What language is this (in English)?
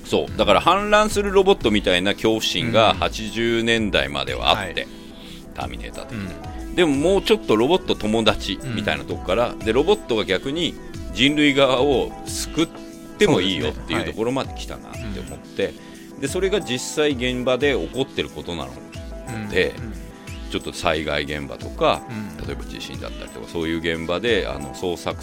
Japanese